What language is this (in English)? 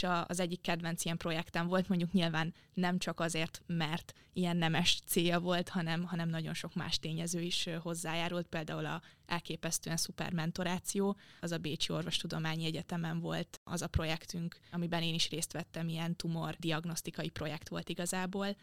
Hungarian